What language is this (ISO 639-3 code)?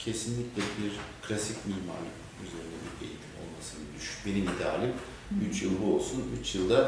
tur